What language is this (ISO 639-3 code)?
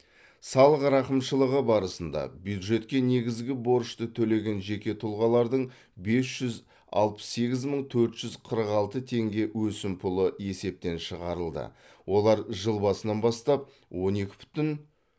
kaz